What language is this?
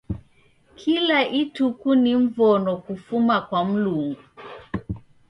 Taita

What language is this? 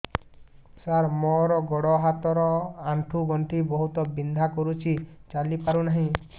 Odia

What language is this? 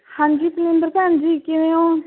Punjabi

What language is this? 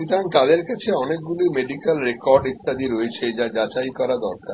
Bangla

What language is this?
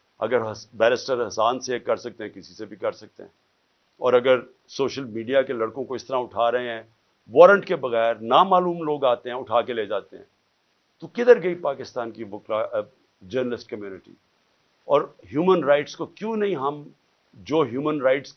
Urdu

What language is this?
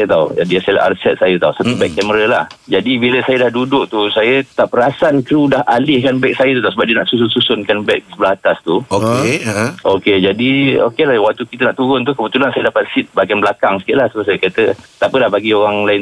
Malay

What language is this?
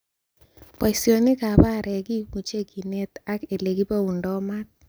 Kalenjin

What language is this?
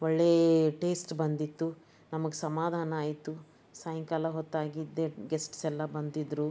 Kannada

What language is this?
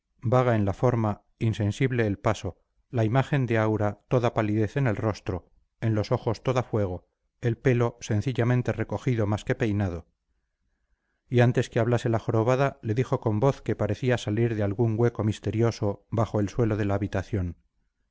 Spanish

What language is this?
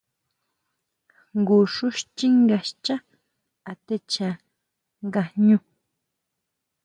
Huautla Mazatec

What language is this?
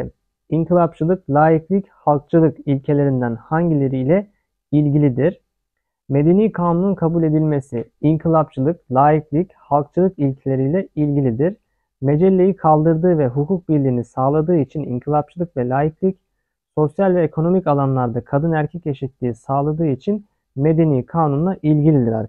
Turkish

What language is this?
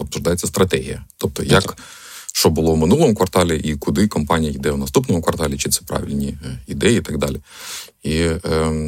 Ukrainian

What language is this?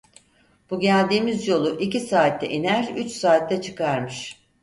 Turkish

